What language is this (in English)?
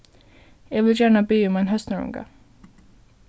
Faroese